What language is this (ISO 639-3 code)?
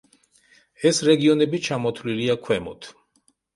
kat